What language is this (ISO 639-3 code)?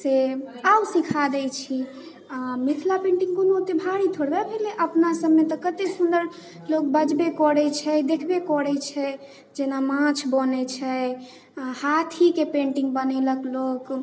mai